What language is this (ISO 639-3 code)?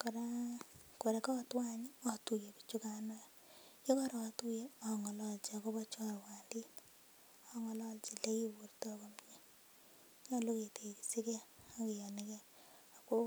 kln